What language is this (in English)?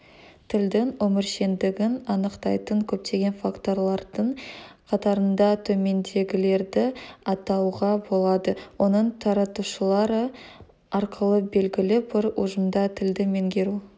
Kazakh